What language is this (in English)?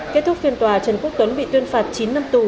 Vietnamese